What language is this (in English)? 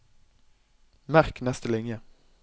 Norwegian